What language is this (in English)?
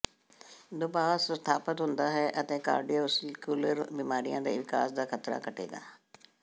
Punjabi